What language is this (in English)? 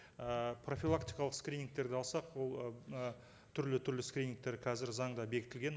Kazakh